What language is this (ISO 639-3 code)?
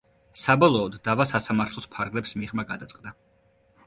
kat